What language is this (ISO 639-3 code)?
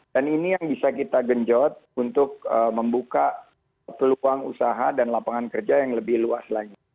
ind